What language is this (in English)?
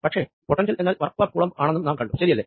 Malayalam